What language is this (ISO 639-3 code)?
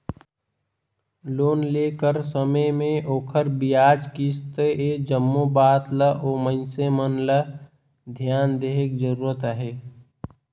hne